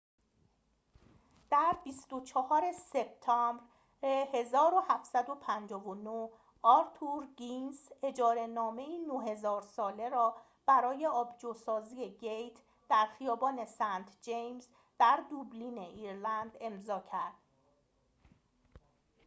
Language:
Persian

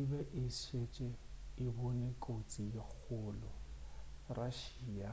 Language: Northern Sotho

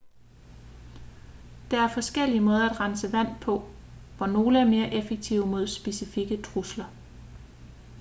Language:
Danish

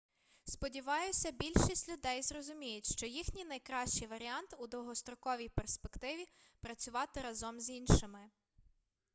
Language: Ukrainian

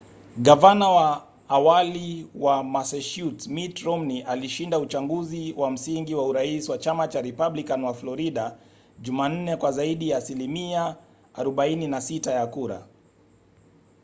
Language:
Swahili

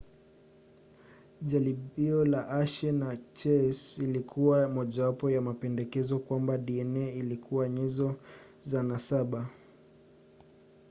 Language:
Swahili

